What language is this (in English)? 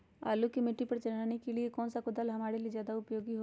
Magahi